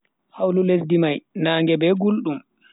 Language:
Bagirmi Fulfulde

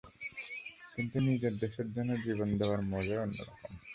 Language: Bangla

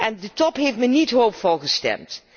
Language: Dutch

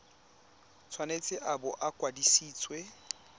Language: Tswana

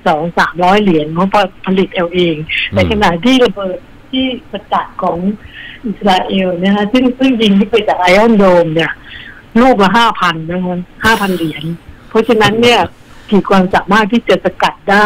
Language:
Thai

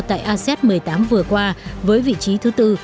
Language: Vietnamese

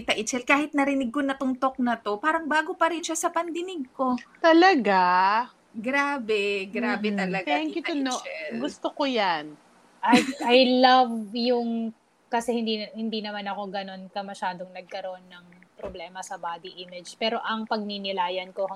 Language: Filipino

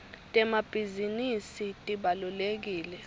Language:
Swati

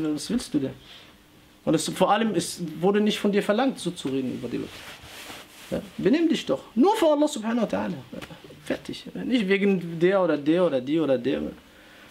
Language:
German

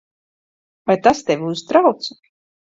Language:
Latvian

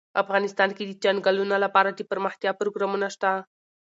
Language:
Pashto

